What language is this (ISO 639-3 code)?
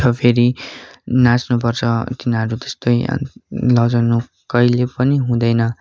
nep